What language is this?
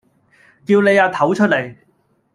Cantonese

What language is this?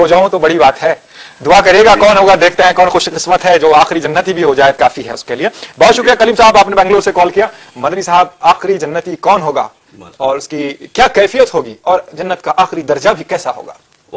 Arabic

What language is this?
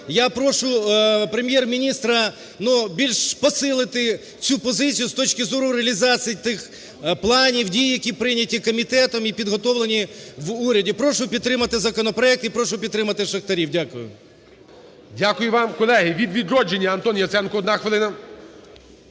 Ukrainian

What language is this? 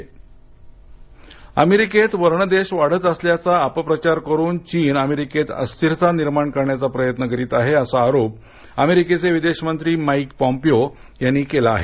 Marathi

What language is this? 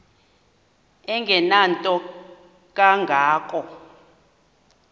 Xhosa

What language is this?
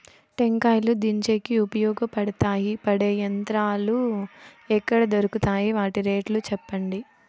Telugu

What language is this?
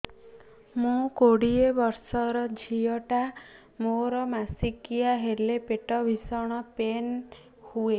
Odia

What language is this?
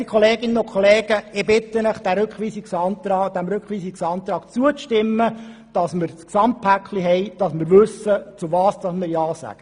Swiss German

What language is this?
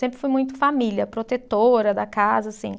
Portuguese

